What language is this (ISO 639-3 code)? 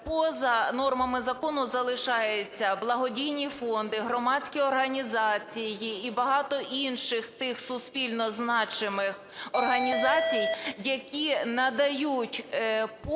ukr